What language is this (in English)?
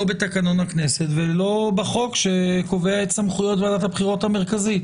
Hebrew